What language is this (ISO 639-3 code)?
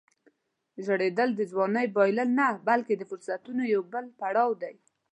pus